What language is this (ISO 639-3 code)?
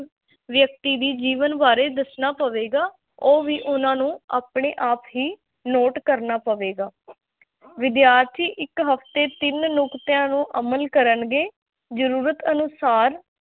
pan